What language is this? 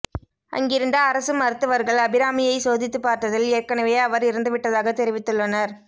Tamil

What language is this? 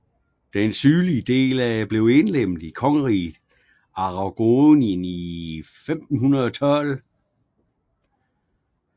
Danish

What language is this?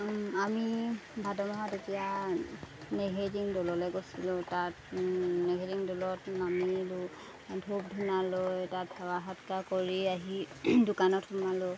Assamese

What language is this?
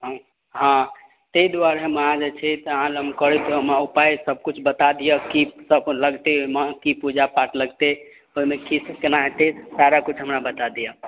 Maithili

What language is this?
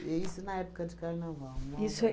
Portuguese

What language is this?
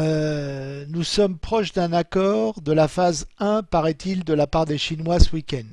French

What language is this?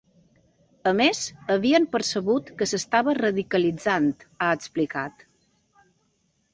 Catalan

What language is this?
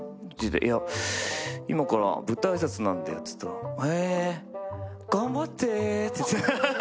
Japanese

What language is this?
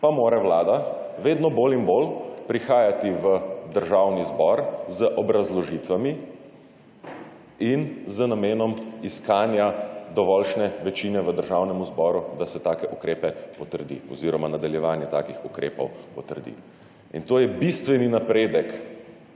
Slovenian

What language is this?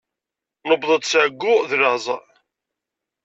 Kabyle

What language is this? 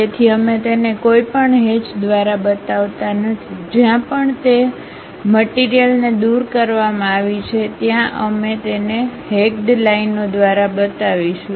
Gujarati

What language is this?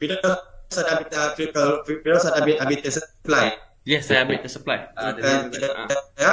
Malay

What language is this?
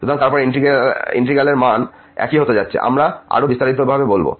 Bangla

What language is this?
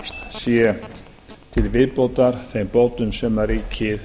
Icelandic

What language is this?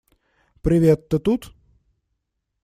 Russian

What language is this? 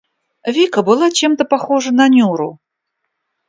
Russian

